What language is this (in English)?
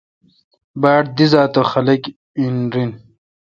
Kalkoti